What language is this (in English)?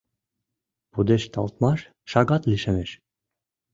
Mari